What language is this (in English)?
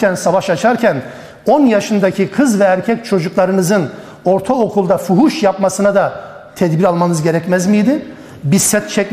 Turkish